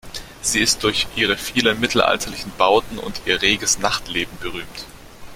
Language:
German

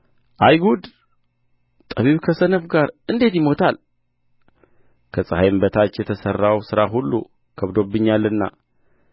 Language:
Amharic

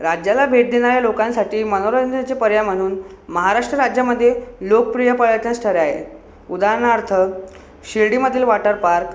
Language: Marathi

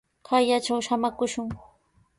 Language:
Sihuas Ancash Quechua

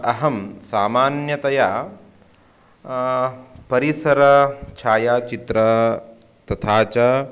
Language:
Sanskrit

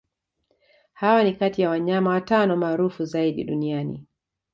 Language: Swahili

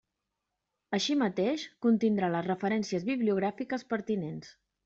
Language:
Catalan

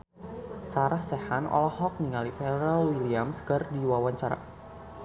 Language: Sundanese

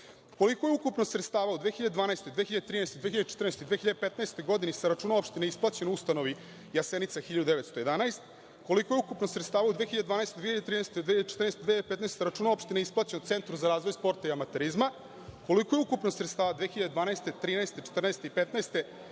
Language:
Serbian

